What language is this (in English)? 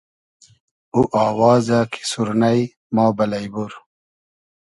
Hazaragi